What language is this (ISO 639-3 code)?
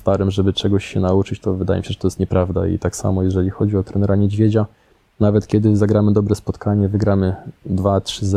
pol